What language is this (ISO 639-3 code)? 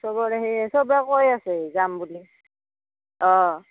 asm